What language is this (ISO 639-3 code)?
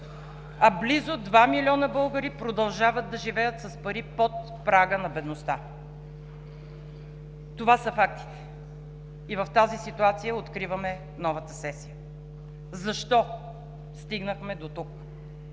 bul